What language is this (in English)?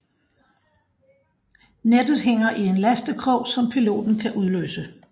Danish